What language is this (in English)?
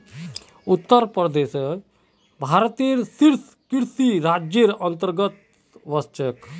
Magahi